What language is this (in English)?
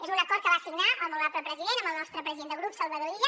Catalan